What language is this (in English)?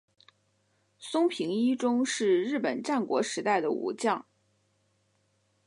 Chinese